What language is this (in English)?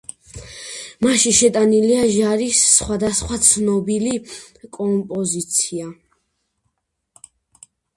Georgian